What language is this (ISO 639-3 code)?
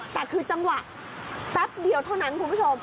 tha